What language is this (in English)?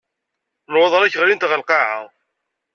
Kabyle